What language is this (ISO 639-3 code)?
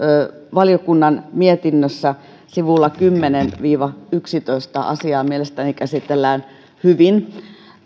fin